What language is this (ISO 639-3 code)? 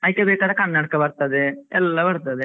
kan